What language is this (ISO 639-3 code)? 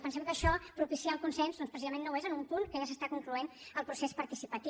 cat